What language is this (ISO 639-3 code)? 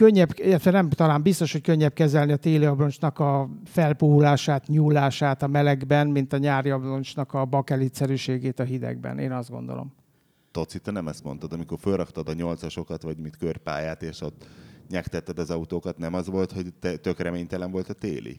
hun